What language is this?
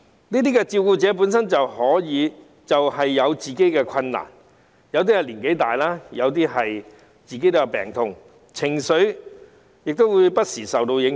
Cantonese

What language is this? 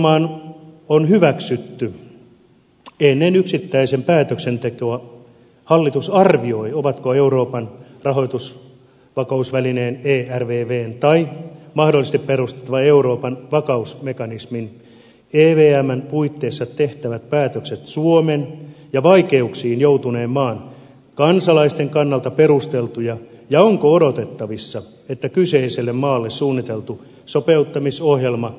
Finnish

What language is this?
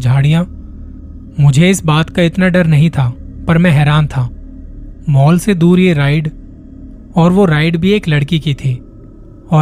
Hindi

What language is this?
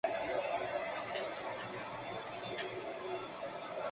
Spanish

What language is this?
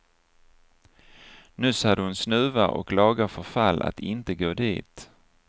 Swedish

